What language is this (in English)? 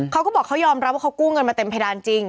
Thai